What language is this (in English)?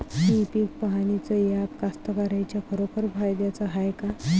Marathi